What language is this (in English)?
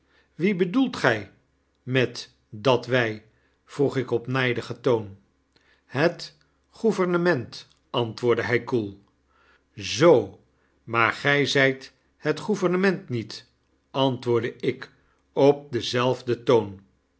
Dutch